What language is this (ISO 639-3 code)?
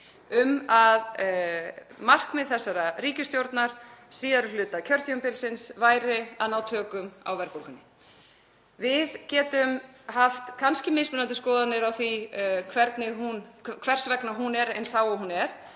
isl